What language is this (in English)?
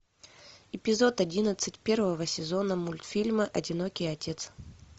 Russian